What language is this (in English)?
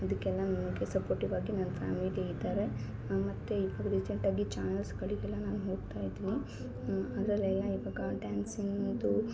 Kannada